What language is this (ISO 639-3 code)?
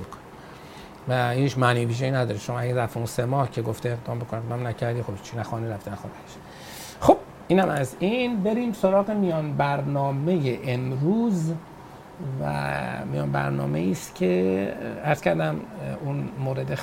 fas